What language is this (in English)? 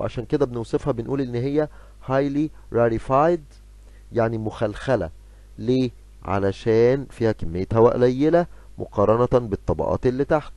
Arabic